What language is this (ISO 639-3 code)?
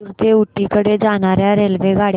mar